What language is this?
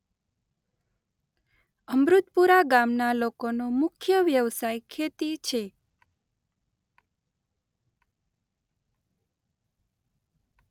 Gujarati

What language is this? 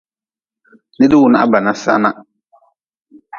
Nawdm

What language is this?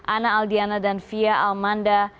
Indonesian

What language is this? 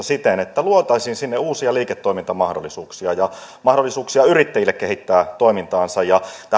Finnish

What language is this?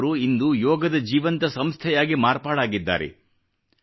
Kannada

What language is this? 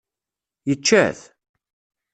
Kabyle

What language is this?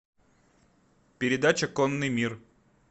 Russian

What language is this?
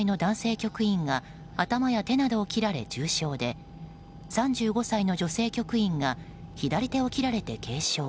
Japanese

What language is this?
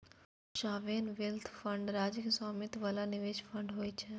Maithili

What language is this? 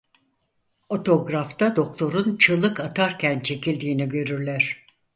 Turkish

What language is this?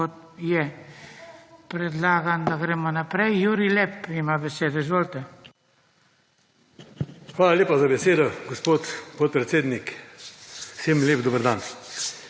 Slovenian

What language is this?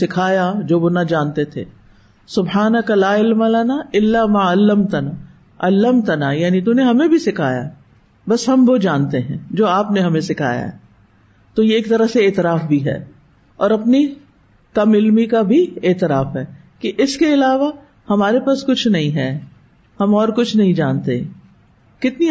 Urdu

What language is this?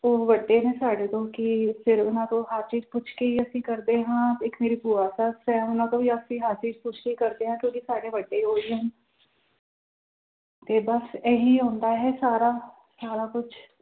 Punjabi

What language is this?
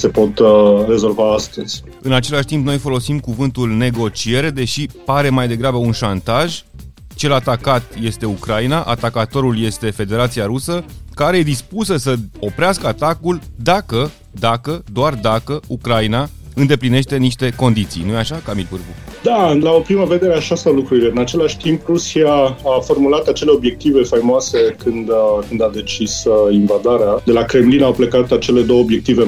Romanian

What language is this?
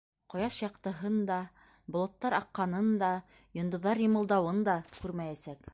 Bashkir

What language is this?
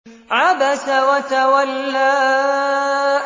Arabic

